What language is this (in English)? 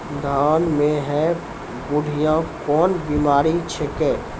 Maithili